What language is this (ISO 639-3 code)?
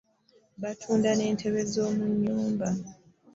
lug